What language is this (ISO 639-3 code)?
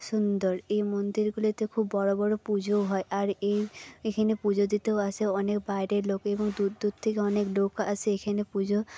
ben